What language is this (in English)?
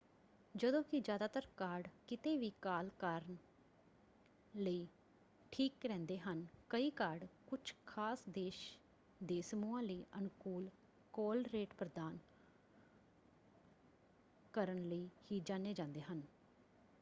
Punjabi